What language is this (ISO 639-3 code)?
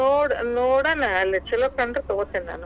kan